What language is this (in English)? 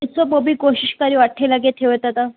Sindhi